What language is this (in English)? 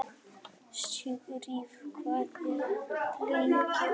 Icelandic